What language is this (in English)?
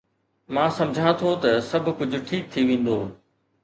Sindhi